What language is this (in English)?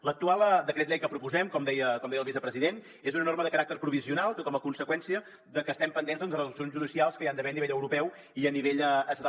Catalan